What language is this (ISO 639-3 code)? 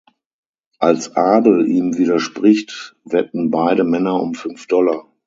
deu